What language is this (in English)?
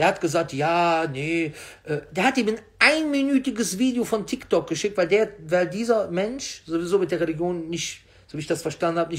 German